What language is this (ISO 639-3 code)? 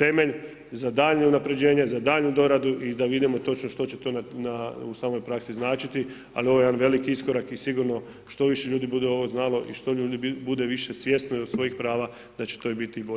hrv